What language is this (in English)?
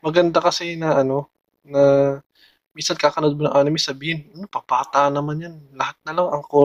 Filipino